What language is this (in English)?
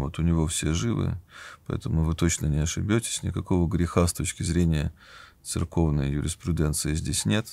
Russian